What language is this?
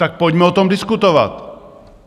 Czech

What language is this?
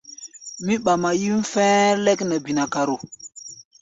Gbaya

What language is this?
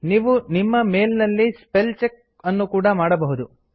Kannada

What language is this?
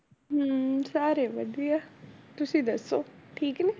Punjabi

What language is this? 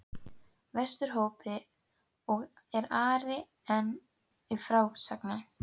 Icelandic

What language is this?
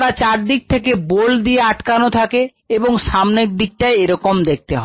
Bangla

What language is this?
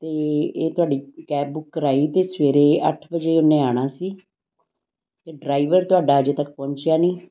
Punjabi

